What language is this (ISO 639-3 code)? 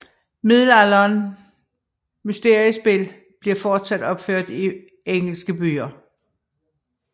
dan